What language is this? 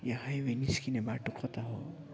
Nepali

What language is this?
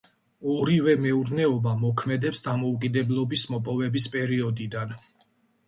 Georgian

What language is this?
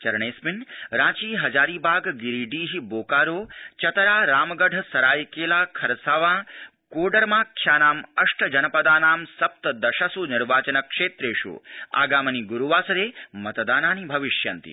Sanskrit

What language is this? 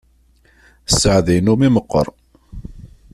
Kabyle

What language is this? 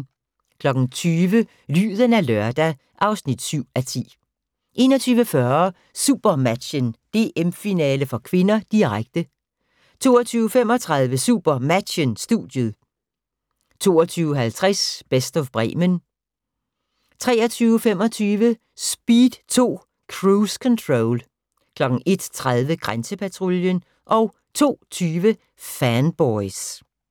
Danish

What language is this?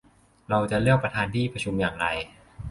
Thai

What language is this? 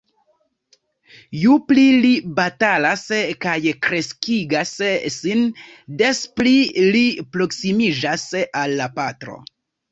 Esperanto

